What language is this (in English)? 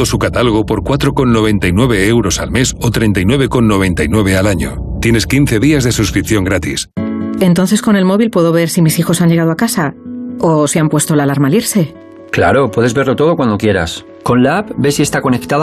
Spanish